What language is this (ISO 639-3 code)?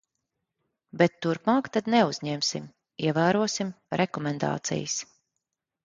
lav